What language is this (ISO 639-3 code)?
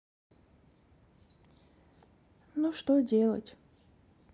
rus